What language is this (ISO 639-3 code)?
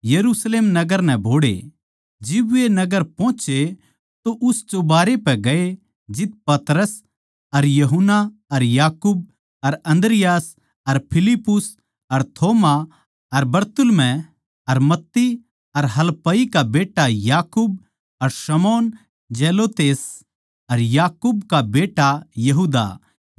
bgc